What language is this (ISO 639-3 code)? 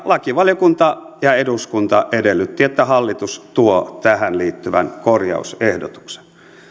fin